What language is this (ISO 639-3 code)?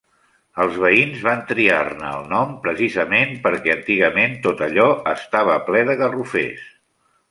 cat